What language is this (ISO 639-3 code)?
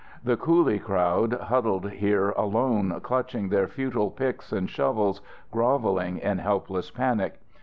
eng